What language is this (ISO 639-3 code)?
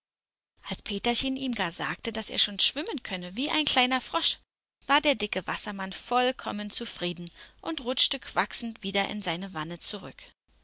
deu